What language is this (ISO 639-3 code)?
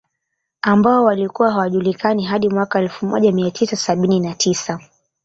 swa